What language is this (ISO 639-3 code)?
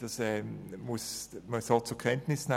gsw